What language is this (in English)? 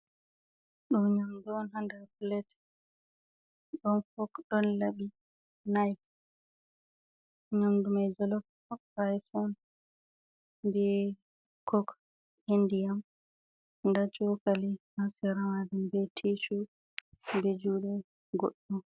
Fula